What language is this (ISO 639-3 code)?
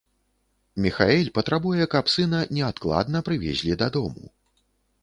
bel